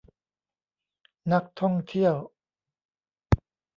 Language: Thai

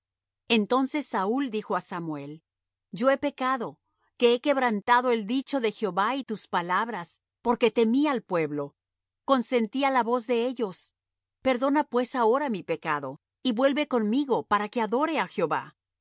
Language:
Spanish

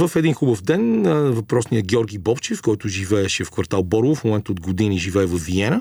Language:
Bulgarian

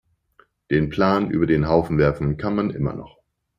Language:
German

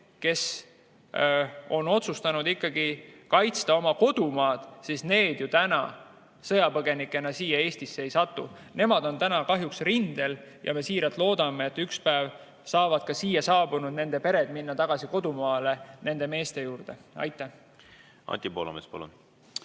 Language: Estonian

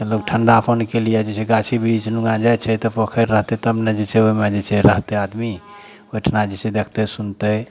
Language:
Maithili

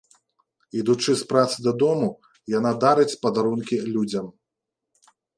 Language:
Belarusian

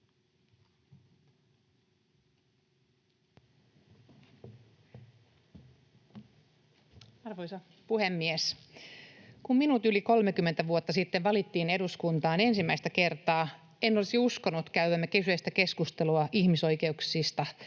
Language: Finnish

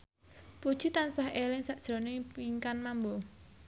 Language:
Javanese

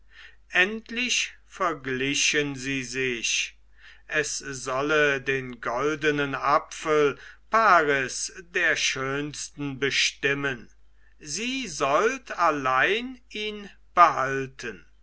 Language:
German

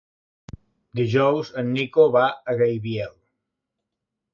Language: Catalan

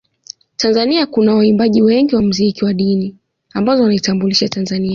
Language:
Swahili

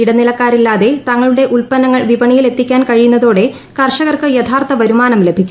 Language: Malayalam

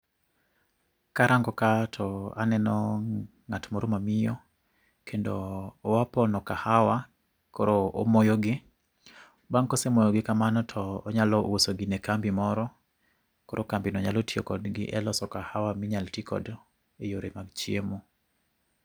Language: Luo (Kenya and Tanzania)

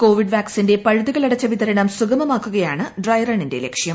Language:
Malayalam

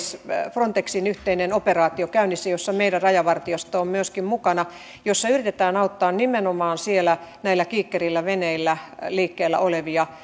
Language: Finnish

